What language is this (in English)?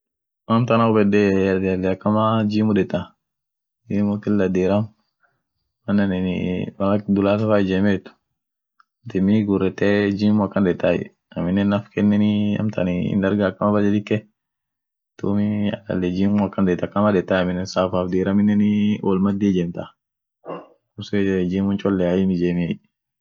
Orma